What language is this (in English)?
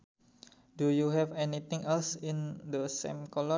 Sundanese